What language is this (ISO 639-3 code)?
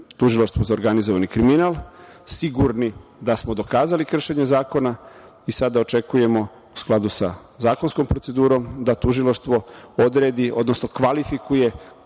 srp